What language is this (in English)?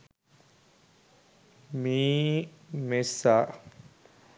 Sinhala